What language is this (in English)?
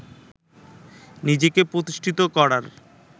Bangla